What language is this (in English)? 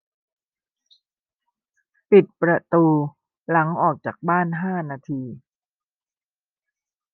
Thai